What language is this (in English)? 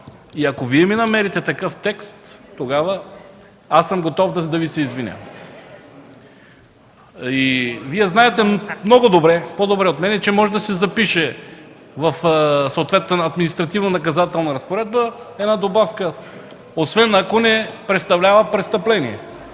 Bulgarian